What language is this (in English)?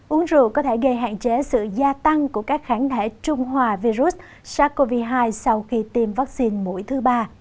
Vietnamese